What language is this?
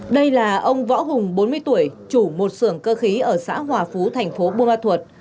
Vietnamese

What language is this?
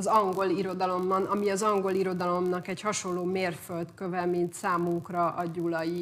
Hungarian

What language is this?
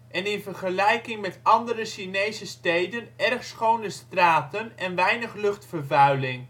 Dutch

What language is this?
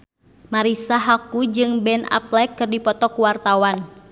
Sundanese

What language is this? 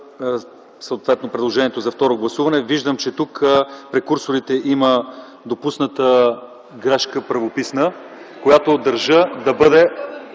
Bulgarian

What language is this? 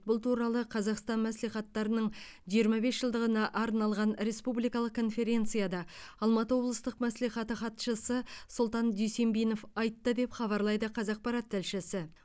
Kazakh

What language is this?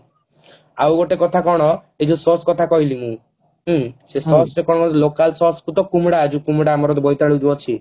Odia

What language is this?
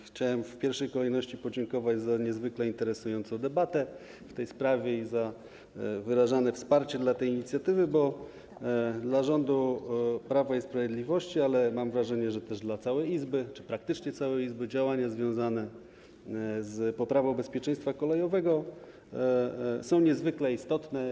Polish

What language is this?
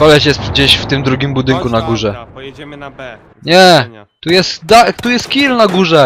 Polish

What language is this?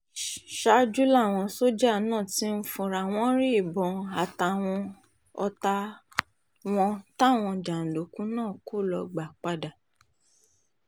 Yoruba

